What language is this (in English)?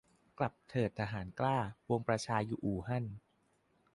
Thai